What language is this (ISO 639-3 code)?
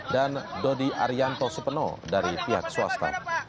ind